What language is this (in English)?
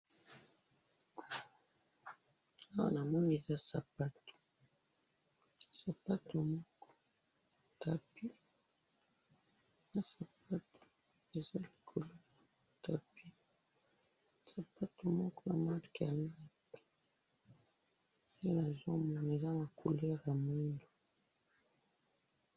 Lingala